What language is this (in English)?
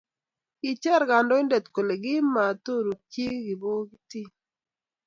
Kalenjin